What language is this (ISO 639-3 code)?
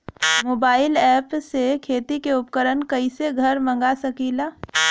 bho